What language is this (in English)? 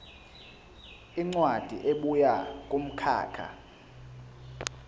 Zulu